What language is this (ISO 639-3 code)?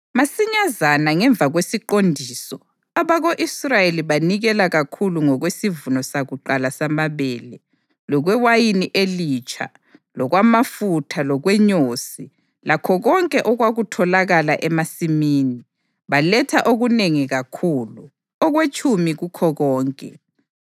nde